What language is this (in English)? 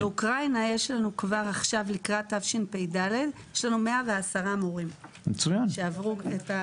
Hebrew